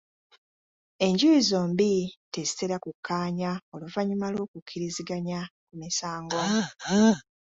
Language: Ganda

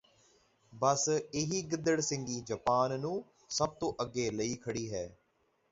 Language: Punjabi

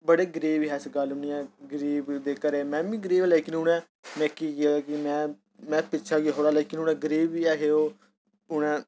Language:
Dogri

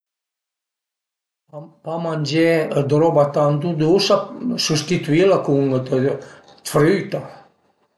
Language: Piedmontese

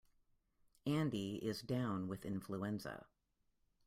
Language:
English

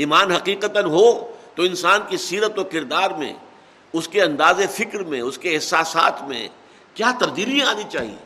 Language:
Urdu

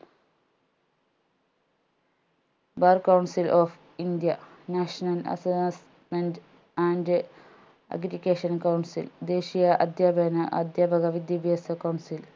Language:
Malayalam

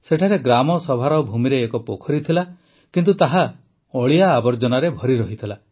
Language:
Odia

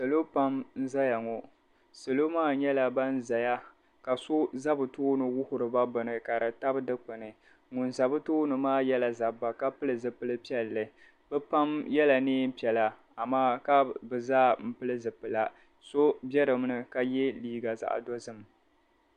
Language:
Dagbani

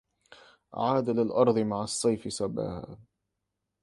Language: Arabic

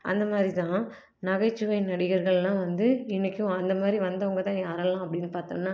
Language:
Tamil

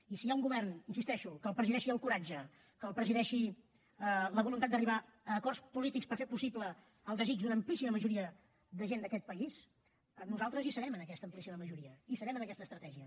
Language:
Catalan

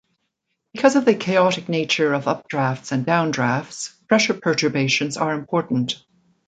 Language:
English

